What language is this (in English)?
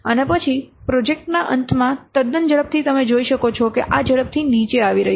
Gujarati